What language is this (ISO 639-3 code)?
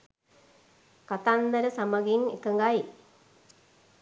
sin